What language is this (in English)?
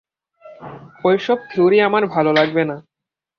Bangla